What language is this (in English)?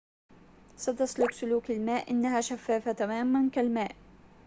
Arabic